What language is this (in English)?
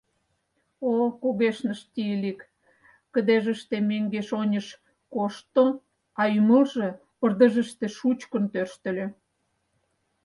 Mari